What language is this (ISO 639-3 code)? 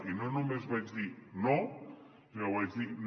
cat